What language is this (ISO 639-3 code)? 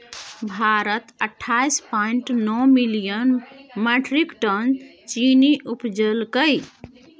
mai